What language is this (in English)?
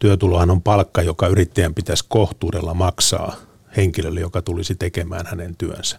Finnish